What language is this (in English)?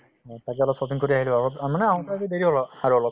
Assamese